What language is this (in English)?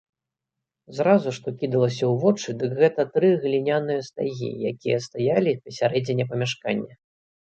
Belarusian